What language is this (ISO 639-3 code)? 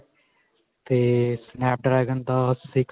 pan